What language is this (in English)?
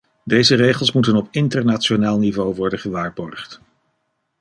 Dutch